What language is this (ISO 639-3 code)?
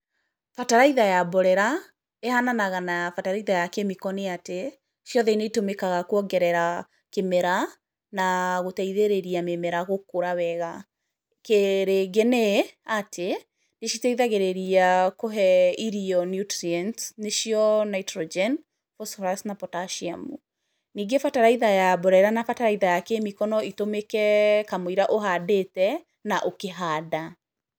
kik